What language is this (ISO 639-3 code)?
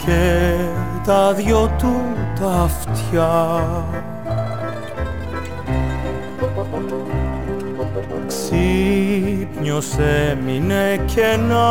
ell